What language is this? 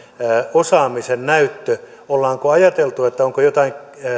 Finnish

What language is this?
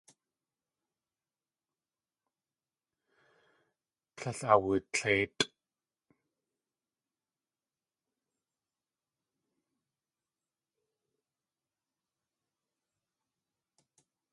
Tlingit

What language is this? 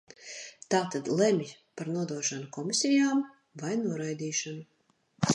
Latvian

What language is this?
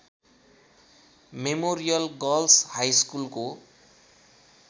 Nepali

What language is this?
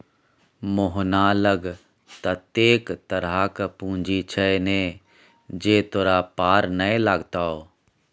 Maithili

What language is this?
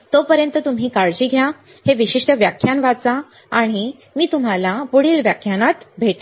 Marathi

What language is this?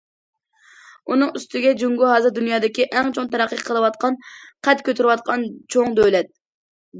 Uyghur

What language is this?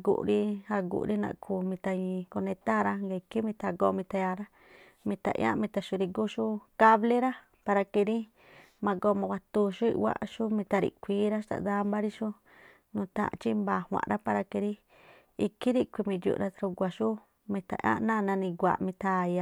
Tlacoapa Me'phaa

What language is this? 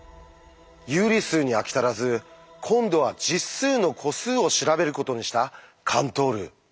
Japanese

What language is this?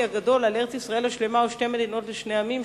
Hebrew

